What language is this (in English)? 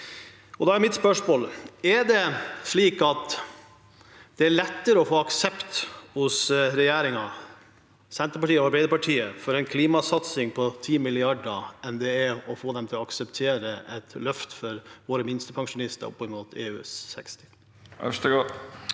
Norwegian